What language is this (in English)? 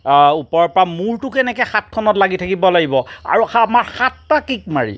Assamese